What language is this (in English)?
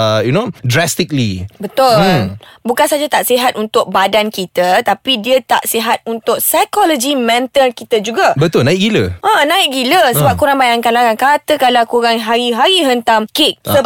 Malay